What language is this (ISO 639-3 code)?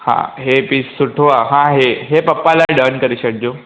snd